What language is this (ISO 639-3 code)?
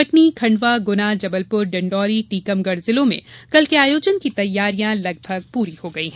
hin